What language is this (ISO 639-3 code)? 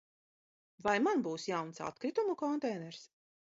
lav